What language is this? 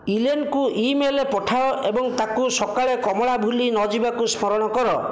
Odia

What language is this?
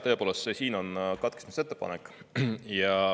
Estonian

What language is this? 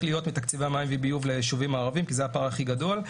Hebrew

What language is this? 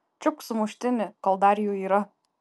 Lithuanian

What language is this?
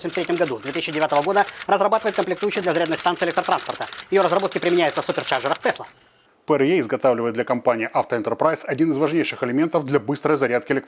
Russian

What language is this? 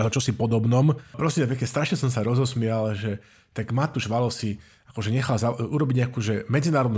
Slovak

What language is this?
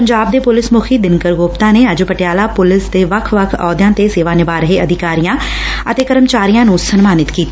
Punjabi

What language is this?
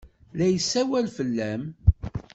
Kabyle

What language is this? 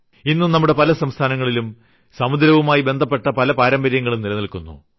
Malayalam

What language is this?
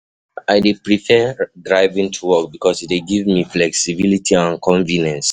Nigerian Pidgin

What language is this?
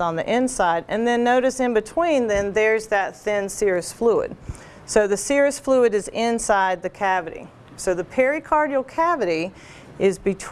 English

